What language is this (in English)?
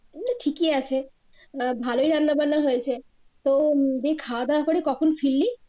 Bangla